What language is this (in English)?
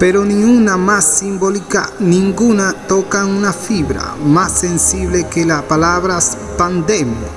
Spanish